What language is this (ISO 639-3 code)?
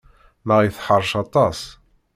kab